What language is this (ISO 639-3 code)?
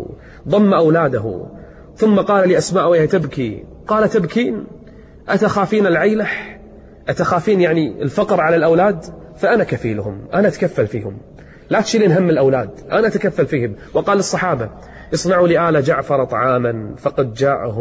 ara